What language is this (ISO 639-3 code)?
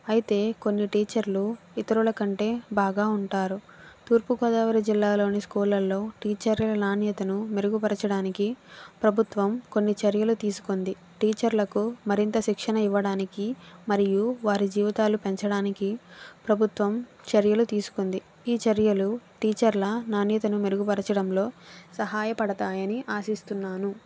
tel